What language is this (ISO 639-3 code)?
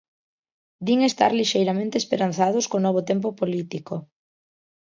glg